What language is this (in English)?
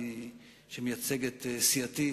Hebrew